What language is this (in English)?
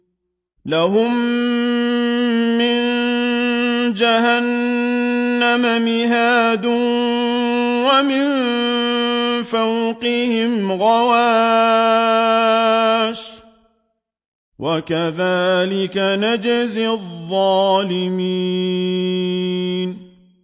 Arabic